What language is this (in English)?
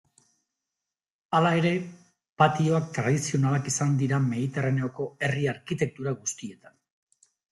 Basque